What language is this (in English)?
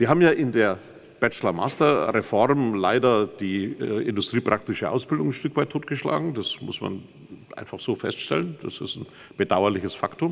German